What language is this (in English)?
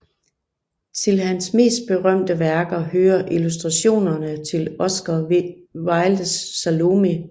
Danish